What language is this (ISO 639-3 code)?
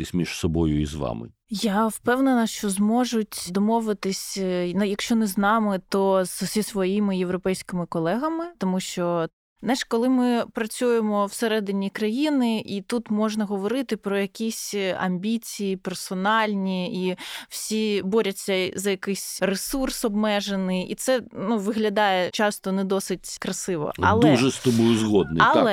ukr